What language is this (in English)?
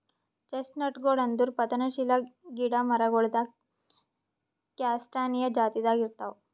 Kannada